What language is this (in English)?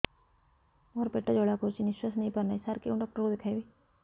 Odia